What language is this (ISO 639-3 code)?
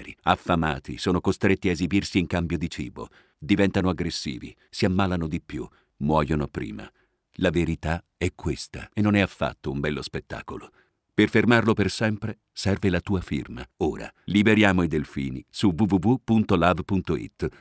ita